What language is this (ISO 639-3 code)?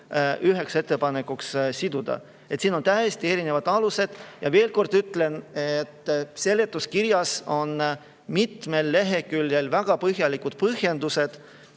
est